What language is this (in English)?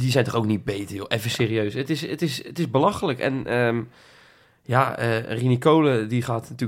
Dutch